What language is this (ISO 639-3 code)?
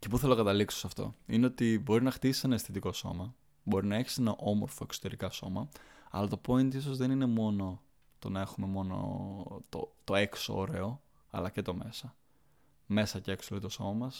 ell